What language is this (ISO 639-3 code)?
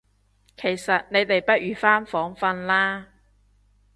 yue